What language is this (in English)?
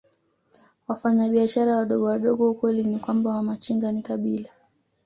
Swahili